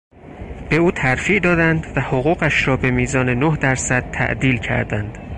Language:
Persian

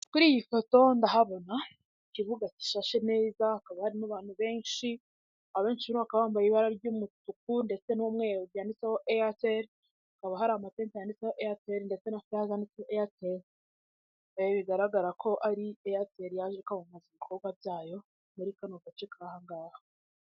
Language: Kinyarwanda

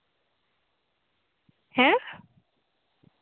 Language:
Santali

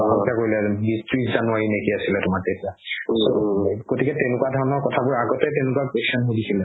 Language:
Assamese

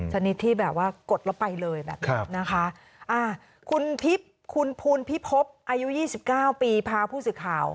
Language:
Thai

